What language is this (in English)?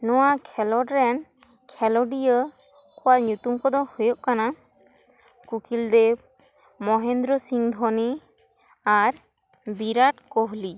Santali